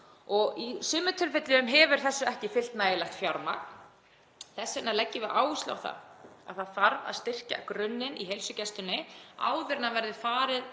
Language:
Icelandic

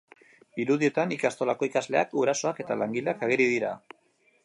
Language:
Basque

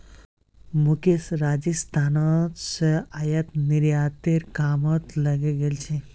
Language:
Magahi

